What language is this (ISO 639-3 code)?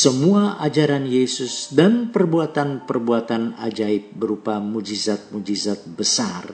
ind